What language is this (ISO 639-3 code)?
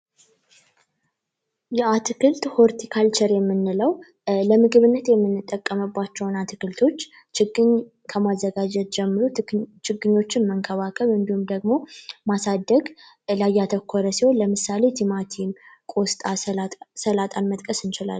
amh